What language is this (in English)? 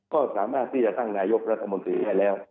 Thai